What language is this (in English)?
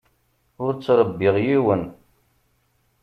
Kabyle